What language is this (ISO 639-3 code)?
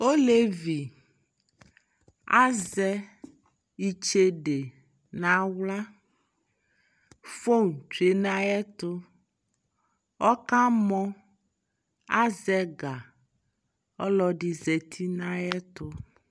kpo